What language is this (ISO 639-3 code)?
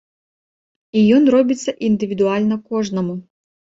bel